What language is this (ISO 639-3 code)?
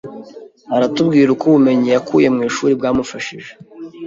kin